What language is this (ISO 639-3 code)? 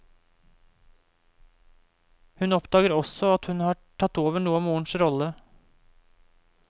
nor